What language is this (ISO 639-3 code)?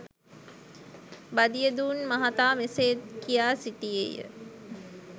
sin